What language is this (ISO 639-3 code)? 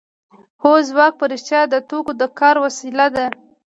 pus